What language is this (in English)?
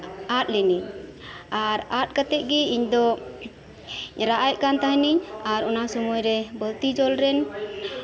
Santali